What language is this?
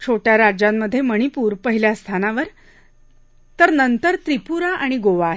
Marathi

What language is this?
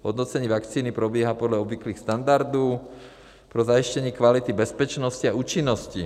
Czech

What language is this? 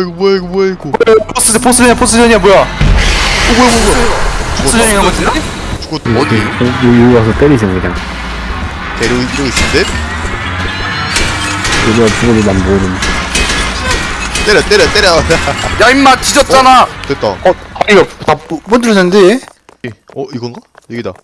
Korean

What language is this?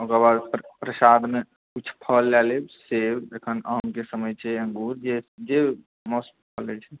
Maithili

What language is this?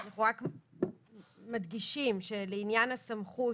Hebrew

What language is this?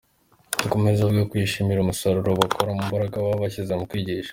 Kinyarwanda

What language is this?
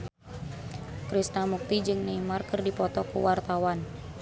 Sundanese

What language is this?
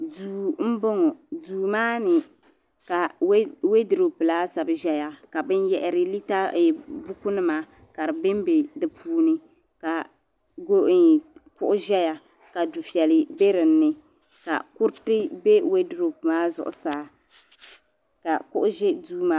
Dagbani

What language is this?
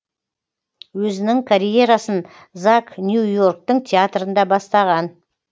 Kazakh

